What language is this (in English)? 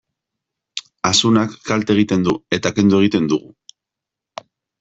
Basque